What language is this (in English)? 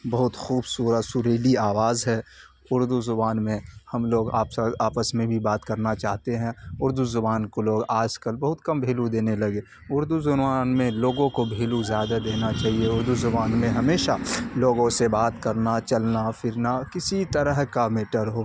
Urdu